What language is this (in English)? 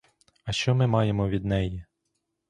Ukrainian